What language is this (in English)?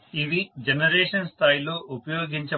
Telugu